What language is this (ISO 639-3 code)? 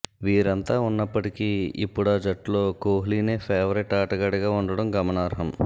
tel